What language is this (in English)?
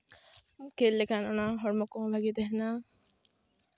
Santali